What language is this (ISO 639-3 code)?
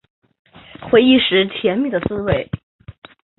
zho